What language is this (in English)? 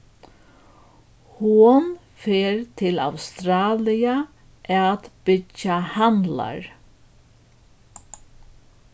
Faroese